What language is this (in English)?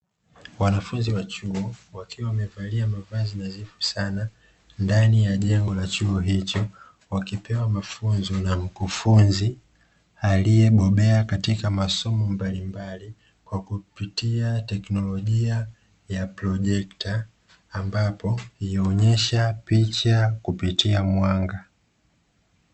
Swahili